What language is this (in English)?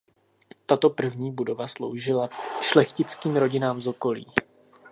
Czech